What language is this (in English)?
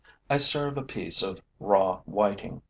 English